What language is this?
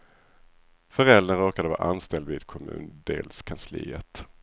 Swedish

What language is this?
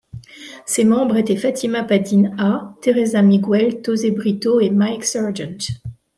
French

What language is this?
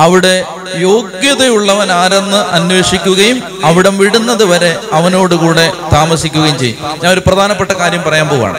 Malayalam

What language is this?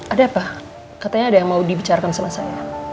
Indonesian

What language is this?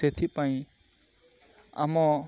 Odia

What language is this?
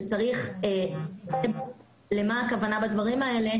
Hebrew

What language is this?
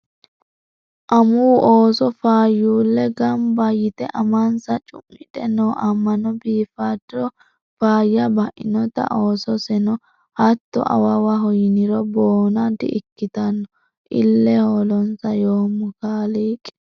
Sidamo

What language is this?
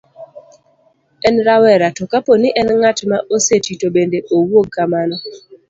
Luo (Kenya and Tanzania)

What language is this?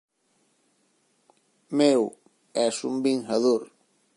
Galician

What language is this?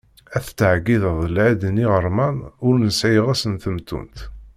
Kabyle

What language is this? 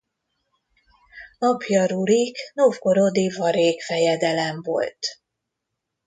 Hungarian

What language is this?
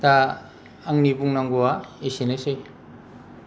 Bodo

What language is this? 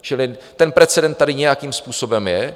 Czech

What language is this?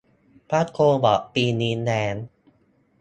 Thai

